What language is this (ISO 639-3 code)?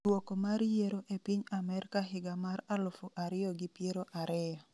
luo